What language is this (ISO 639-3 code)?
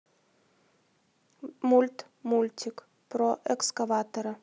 rus